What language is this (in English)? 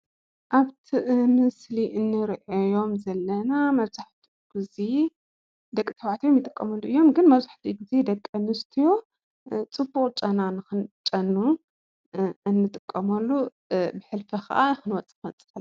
Tigrinya